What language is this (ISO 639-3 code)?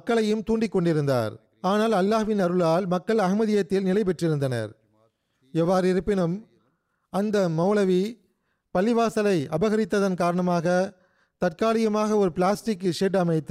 tam